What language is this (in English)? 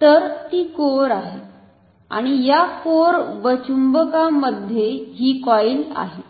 Marathi